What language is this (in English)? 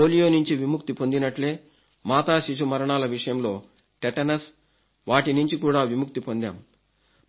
Telugu